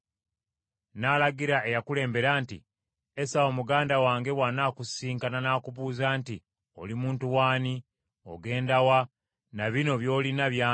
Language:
Ganda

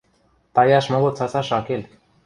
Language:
Western Mari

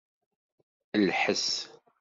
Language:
Kabyle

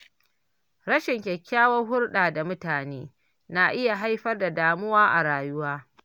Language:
Hausa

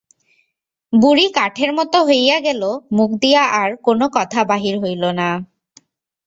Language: Bangla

